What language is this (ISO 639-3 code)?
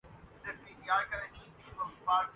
urd